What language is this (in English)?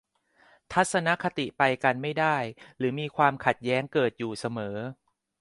Thai